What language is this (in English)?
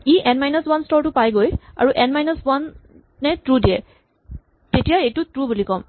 Assamese